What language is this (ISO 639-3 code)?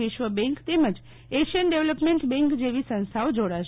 guj